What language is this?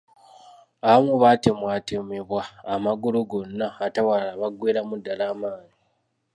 Ganda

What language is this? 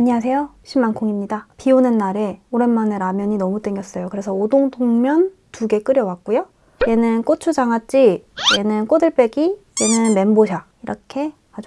Korean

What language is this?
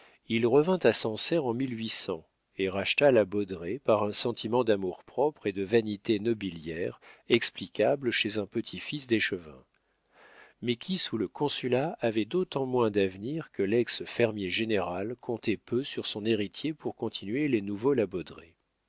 French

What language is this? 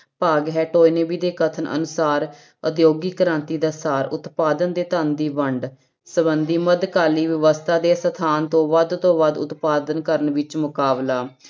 Punjabi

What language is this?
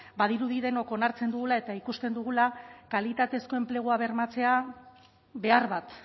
Basque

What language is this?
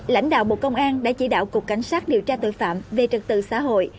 Vietnamese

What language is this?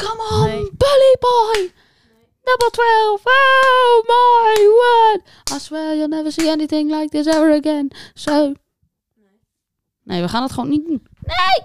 Dutch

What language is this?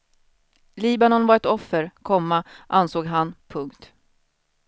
Swedish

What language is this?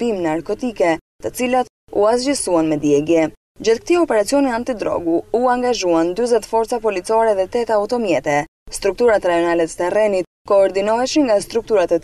Latvian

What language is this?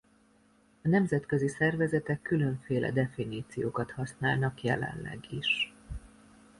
Hungarian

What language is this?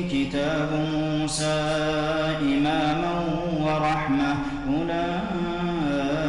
Arabic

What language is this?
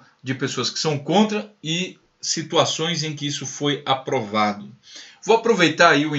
Portuguese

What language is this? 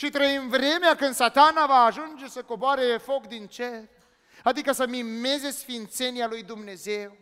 Romanian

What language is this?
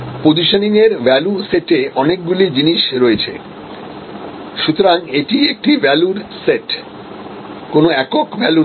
Bangla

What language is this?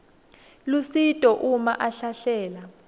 Swati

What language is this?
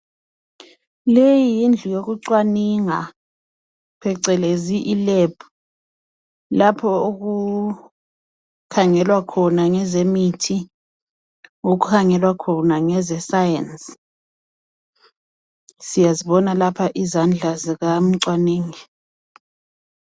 North Ndebele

